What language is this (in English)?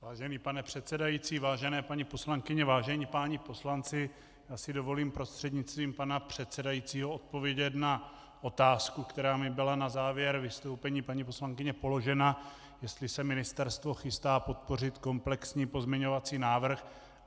Czech